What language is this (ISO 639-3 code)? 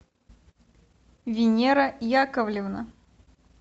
rus